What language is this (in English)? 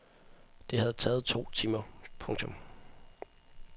Danish